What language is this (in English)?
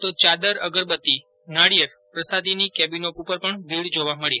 Gujarati